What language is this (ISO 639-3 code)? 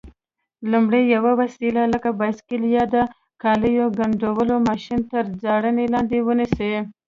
pus